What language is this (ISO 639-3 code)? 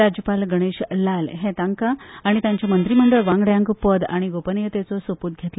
kok